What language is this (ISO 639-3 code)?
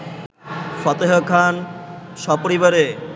ben